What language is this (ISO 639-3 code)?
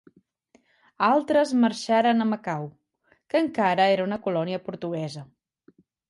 cat